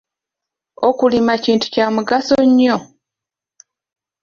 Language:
Ganda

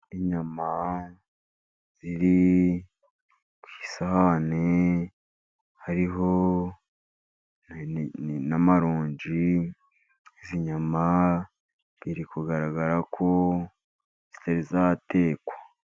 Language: Kinyarwanda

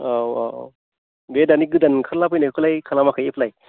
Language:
Bodo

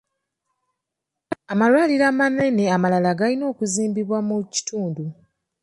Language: Ganda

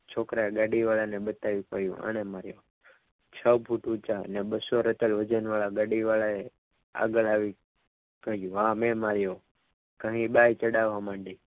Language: Gujarati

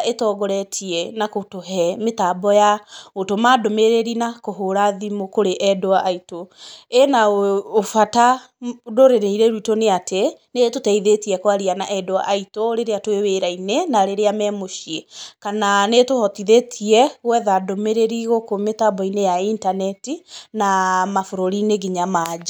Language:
Kikuyu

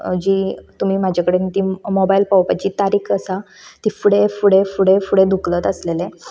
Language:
Konkani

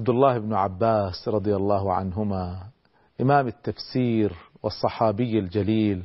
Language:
Arabic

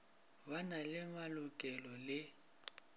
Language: Northern Sotho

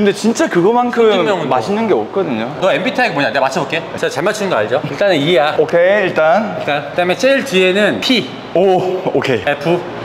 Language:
Korean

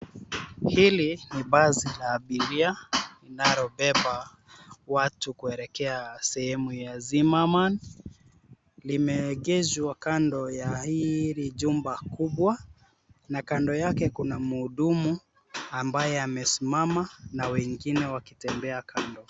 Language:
Swahili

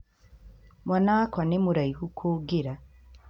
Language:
Kikuyu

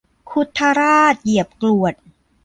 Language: Thai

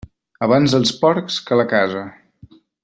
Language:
Catalan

